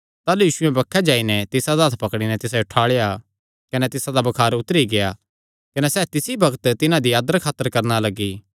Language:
Kangri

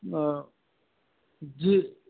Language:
Urdu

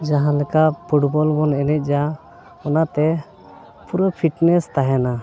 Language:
Santali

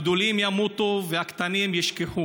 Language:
Hebrew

